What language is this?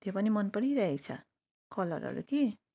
Nepali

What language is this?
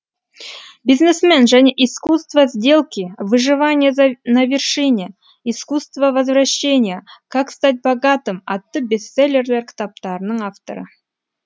Kazakh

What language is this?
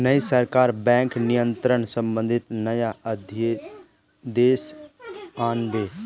Magahi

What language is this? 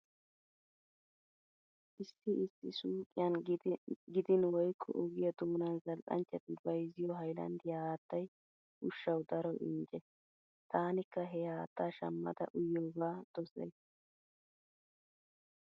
Wolaytta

